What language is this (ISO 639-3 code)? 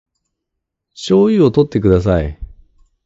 jpn